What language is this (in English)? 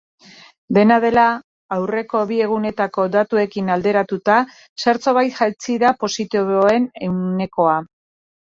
Basque